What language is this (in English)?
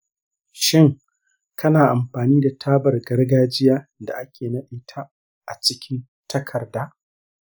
Hausa